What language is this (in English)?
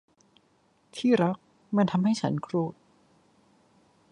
Thai